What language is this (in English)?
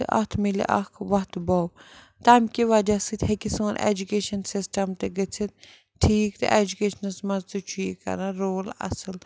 Kashmiri